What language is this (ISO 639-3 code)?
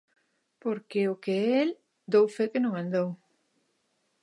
glg